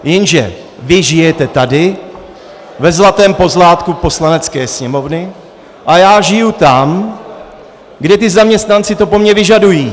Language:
Czech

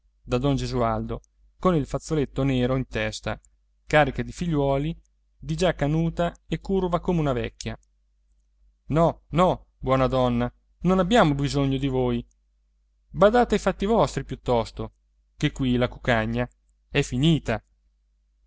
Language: Italian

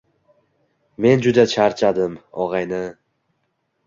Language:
Uzbek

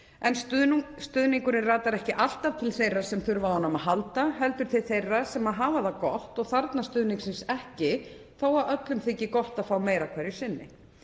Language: Icelandic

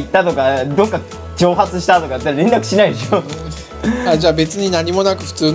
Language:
Japanese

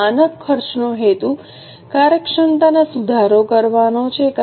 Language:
Gujarati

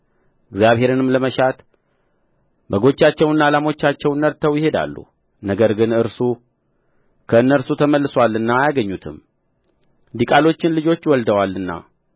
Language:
Amharic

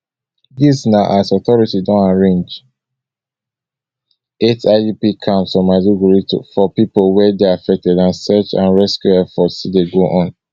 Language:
Nigerian Pidgin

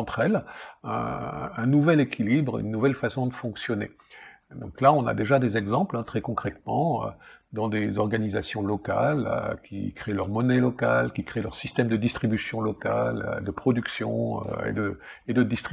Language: French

